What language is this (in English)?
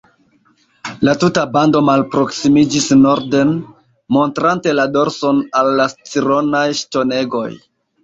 Esperanto